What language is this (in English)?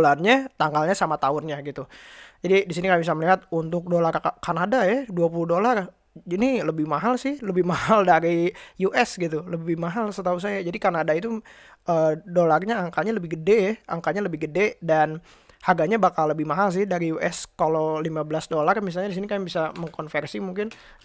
Indonesian